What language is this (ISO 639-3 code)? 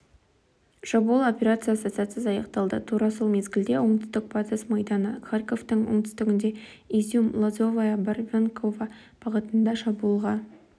kaz